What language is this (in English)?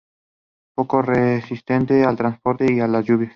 Spanish